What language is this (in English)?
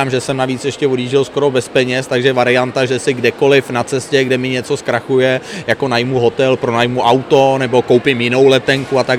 Czech